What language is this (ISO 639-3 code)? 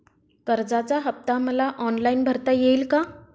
mar